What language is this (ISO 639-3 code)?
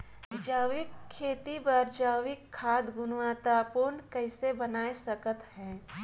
hne